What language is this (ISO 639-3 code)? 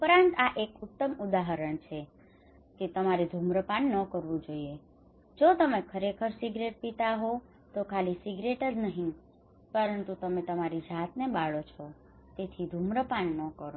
guj